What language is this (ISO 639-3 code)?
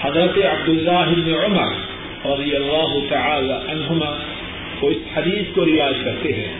urd